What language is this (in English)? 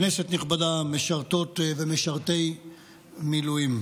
Hebrew